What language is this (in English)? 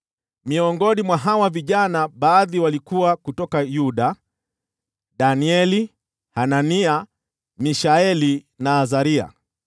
Swahili